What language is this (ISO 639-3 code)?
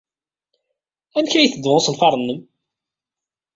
kab